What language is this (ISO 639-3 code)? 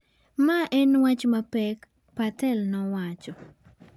luo